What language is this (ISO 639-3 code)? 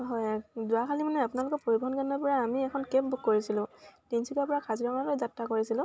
asm